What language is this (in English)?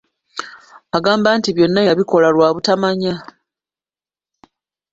Ganda